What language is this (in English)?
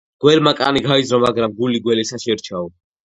Georgian